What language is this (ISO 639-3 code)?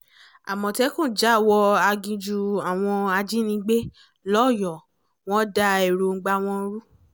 yor